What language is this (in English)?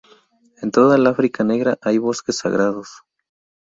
Spanish